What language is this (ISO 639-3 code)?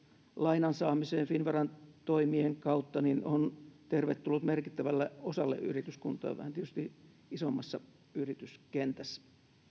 fin